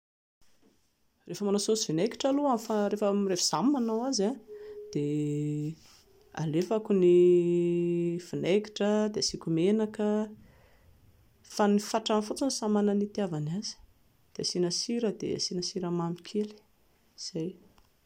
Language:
Malagasy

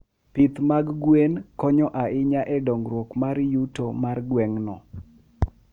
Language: Luo (Kenya and Tanzania)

